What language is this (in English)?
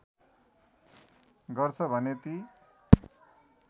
Nepali